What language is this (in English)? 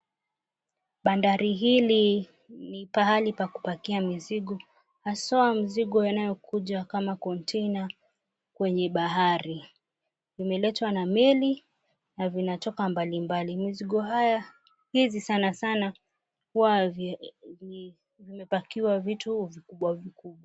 Swahili